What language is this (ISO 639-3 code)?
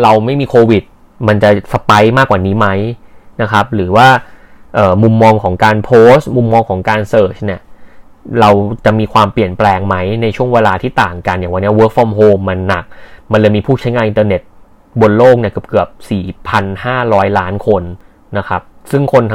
tha